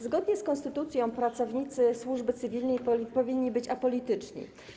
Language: Polish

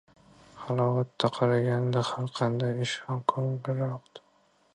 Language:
Uzbek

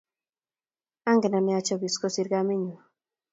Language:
Kalenjin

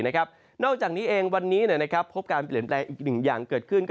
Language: Thai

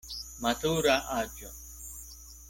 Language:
Esperanto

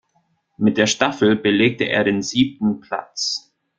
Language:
German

